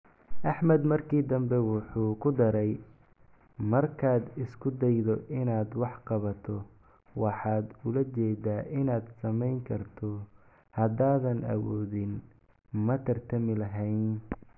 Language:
Somali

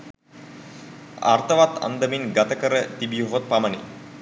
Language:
Sinhala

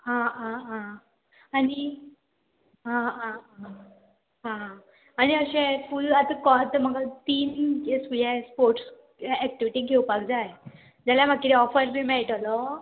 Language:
Konkani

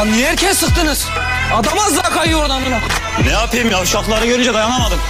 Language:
Turkish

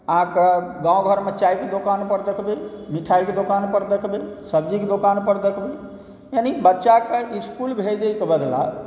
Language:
Maithili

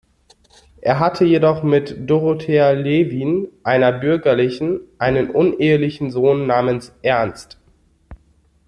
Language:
German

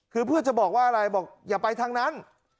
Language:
Thai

